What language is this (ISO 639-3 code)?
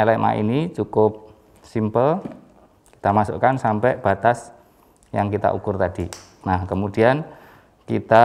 ind